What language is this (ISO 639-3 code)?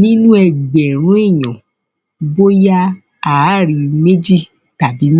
yor